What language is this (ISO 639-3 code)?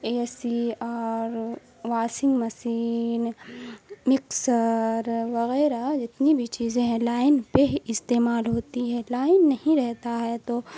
urd